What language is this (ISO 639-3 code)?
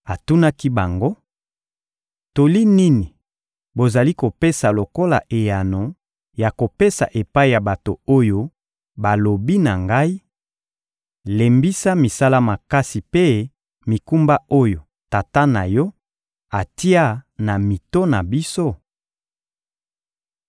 lin